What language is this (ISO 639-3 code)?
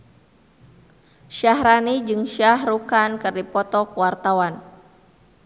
sun